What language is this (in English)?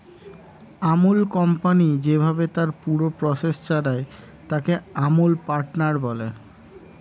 Bangla